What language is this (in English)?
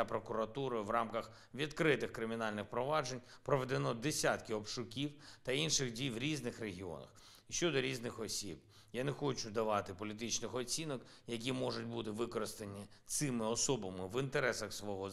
Ukrainian